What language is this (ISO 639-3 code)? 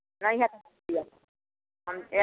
mai